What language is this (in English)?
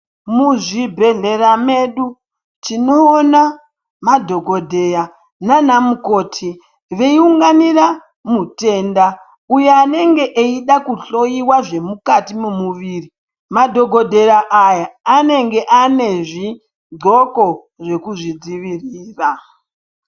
Ndau